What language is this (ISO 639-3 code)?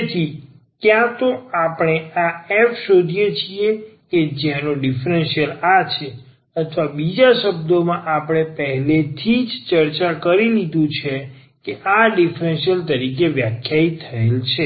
guj